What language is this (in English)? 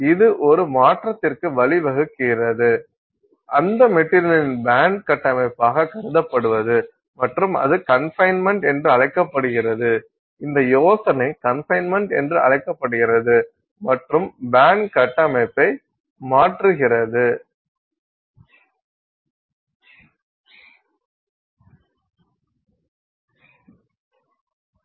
Tamil